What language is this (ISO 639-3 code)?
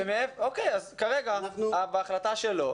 heb